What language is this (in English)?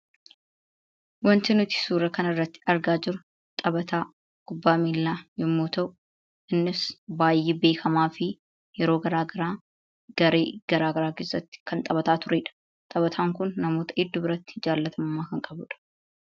Oromo